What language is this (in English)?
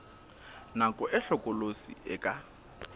Southern Sotho